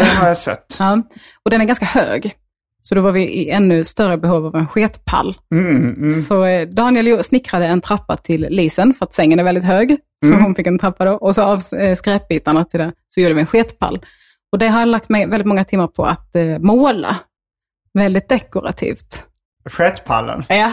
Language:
Swedish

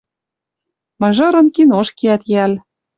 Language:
Western Mari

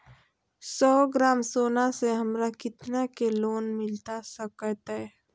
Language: Magahi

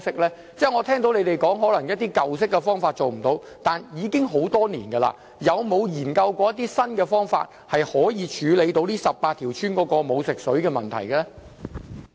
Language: Cantonese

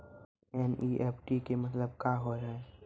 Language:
Maithili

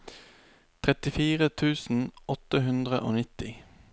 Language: Norwegian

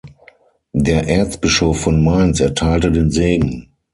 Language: German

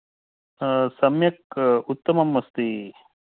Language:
Sanskrit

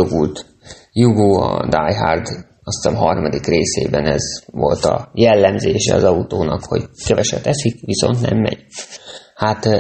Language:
Hungarian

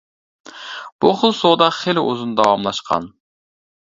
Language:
Uyghur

